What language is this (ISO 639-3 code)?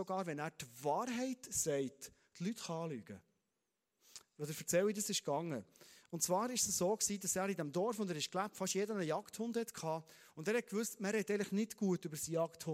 deu